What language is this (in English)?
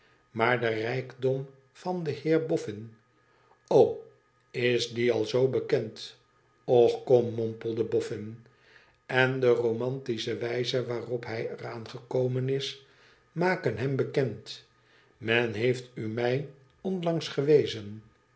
Dutch